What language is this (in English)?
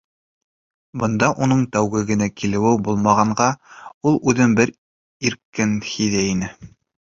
Bashkir